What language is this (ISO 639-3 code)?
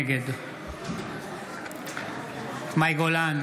heb